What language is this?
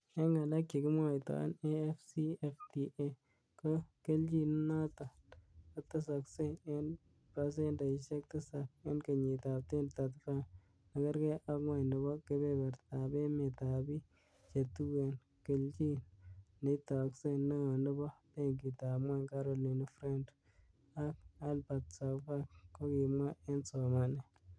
Kalenjin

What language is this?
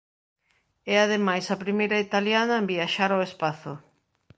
Galician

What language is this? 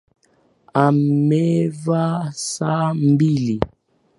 Swahili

